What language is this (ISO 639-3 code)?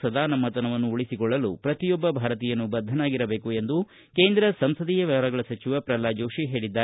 kan